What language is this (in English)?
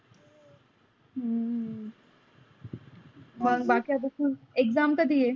Marathi